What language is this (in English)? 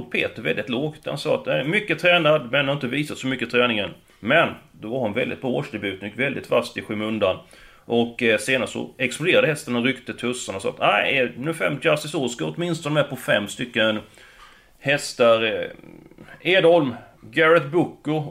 Swedish